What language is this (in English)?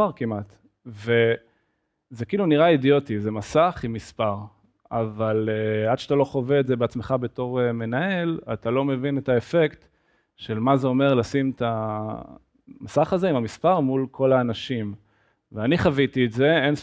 Hebrew